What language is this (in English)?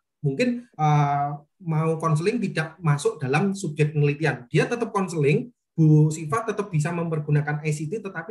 Indonesian